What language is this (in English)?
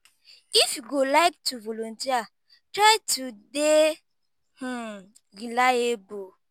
Nigerian Pidgin